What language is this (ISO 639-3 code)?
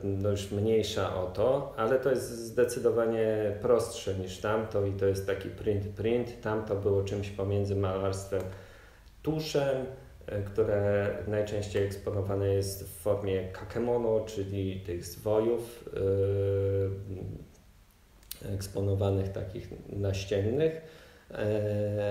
pol